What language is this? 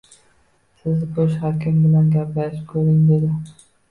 Uzbek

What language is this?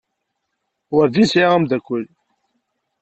Kabyle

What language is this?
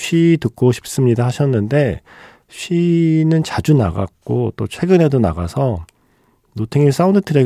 Korean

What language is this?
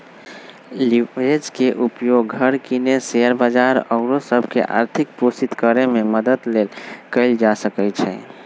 Magahi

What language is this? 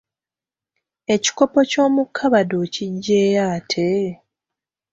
Ganda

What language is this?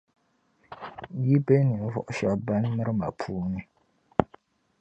Dagbani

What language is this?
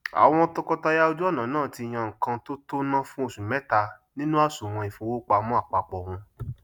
Yoruba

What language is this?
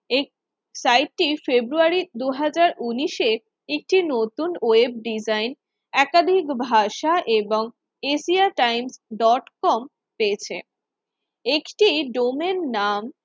Bangla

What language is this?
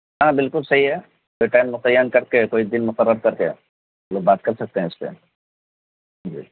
Urdu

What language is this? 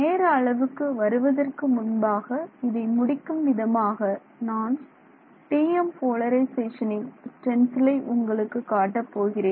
Tamil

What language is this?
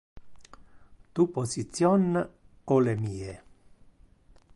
Interlingua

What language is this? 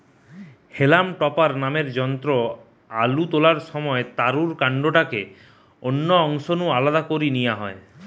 Bangla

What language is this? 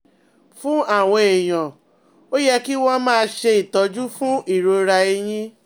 Yoruba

